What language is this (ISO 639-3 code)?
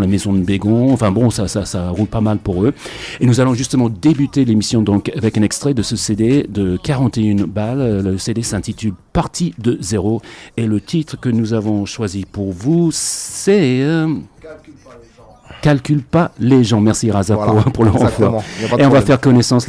fra